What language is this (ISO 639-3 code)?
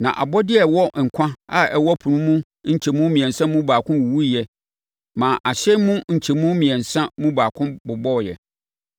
aka